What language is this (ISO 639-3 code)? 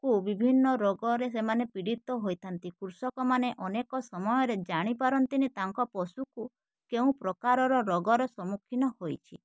ori